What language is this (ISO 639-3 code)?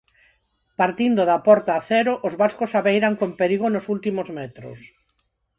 glg